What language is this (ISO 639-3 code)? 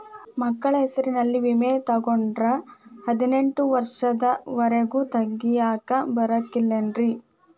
kan